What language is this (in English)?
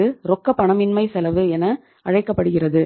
Tamil